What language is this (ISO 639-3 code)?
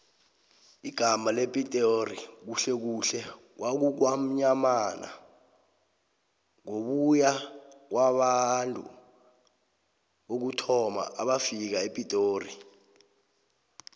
nbl